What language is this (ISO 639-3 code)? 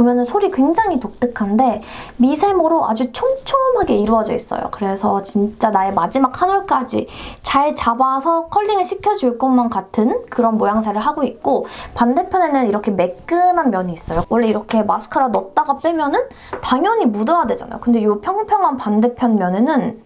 kor